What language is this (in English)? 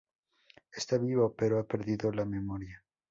Spanish